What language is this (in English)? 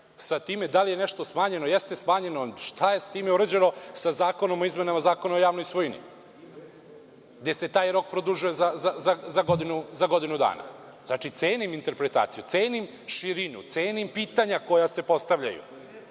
Serbian